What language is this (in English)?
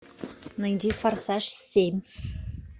Russian